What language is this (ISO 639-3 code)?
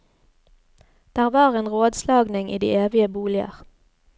nor